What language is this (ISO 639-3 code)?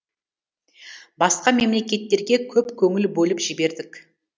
kaz